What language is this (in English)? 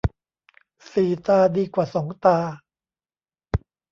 Thai